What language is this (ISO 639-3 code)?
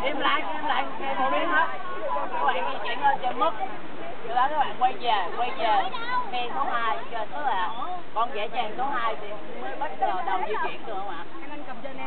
vie